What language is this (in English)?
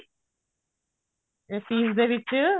Punjabi